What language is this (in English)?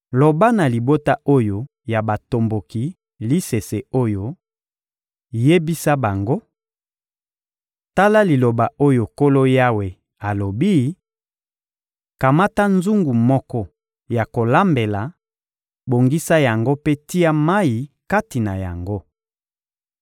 Lingala